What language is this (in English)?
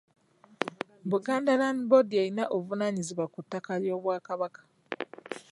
Ganda